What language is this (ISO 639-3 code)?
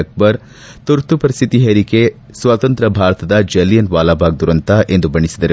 kan